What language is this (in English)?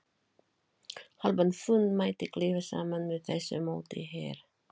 Icelandic